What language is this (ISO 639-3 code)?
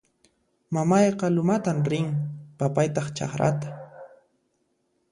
qxp